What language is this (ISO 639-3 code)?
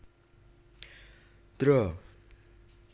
jav